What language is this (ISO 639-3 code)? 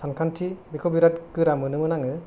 brx